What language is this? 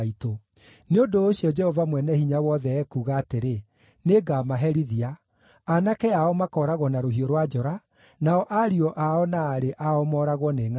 Kikuyu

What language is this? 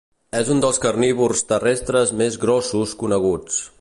Catalan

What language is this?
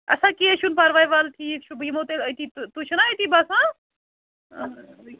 Kashmiri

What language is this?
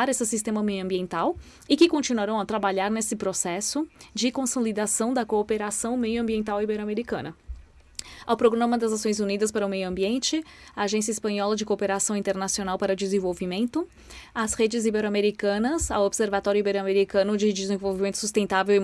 Portuguese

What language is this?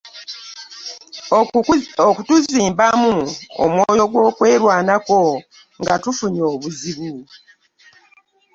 Ganda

